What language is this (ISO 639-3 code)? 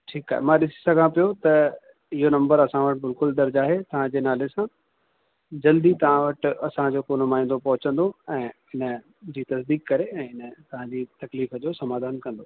snd